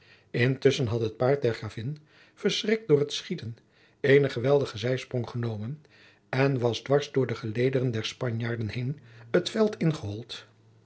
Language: Dutch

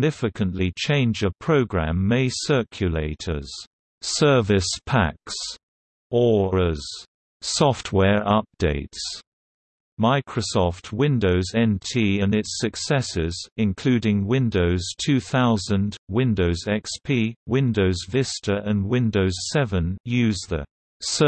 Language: English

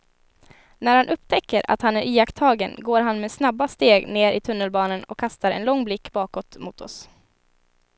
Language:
Swedish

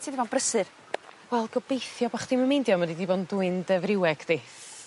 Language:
Welsh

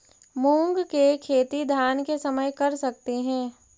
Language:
Magahi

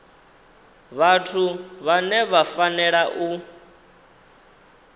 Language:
Venda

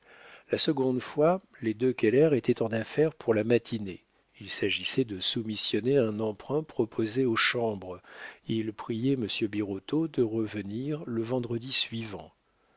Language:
French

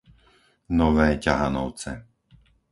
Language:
Slovak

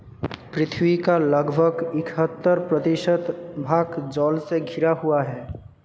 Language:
Hindi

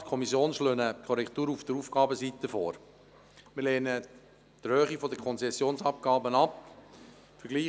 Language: Swiss German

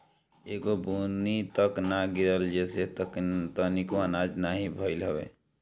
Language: Bhojpuri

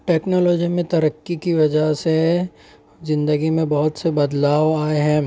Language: Urdu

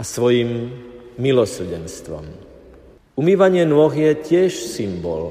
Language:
Slovak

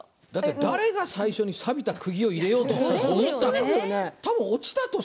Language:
Japanese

